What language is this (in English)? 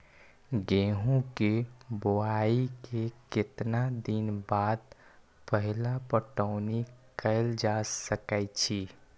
Magahi